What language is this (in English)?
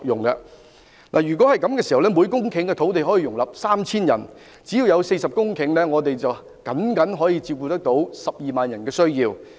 Cantonese